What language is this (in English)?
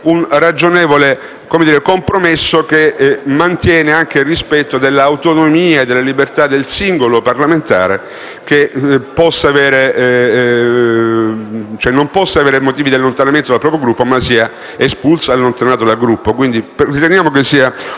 Italian